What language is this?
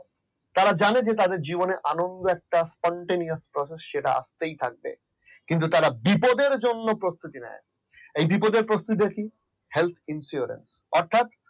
Bangla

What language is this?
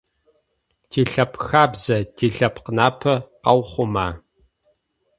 Adyghe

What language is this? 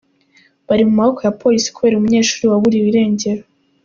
Kinyarwanda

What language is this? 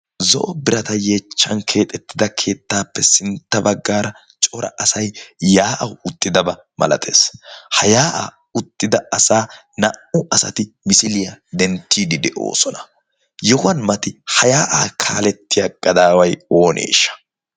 Wolaytta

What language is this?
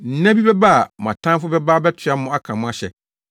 Akan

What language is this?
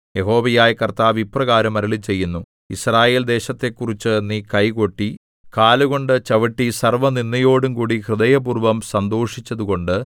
Malayalam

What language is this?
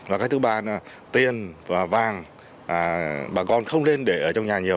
Vietnamese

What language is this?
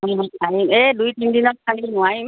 Assamese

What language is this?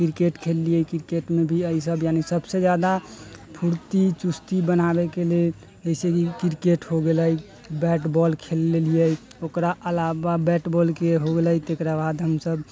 Maithili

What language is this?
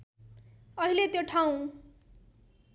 Nepali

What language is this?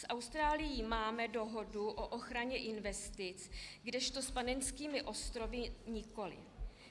Czech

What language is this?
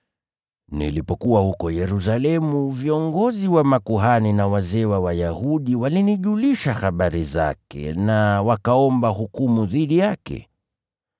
Swahili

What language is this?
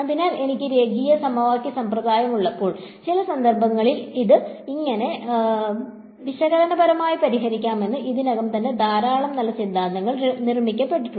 Malayalam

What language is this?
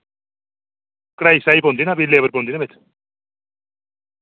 Dogri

